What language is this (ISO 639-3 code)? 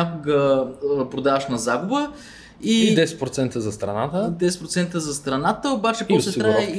bul